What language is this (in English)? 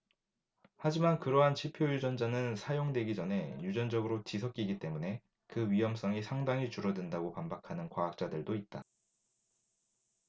Korean